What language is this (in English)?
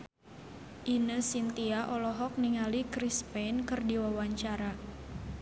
Sundanese